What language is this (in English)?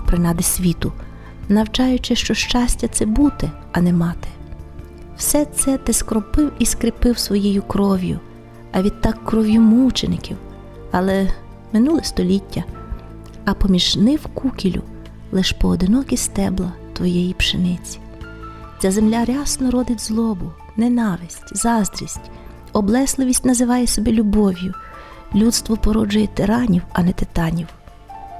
Ukrainian